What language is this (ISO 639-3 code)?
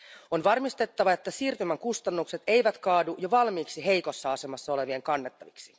fin